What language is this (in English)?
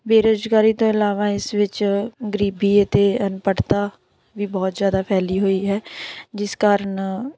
Punjabi